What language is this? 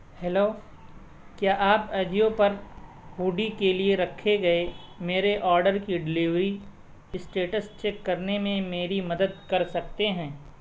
Urdu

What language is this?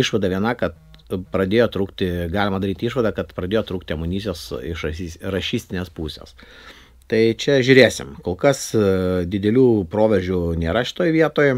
Lithuanian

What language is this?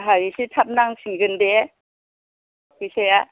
Bodo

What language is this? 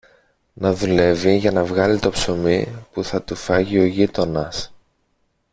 Greek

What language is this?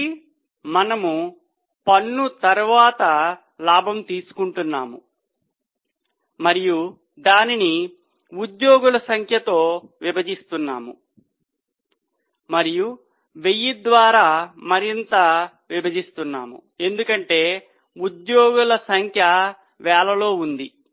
Telugu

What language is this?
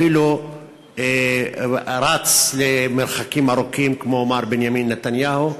Hebrew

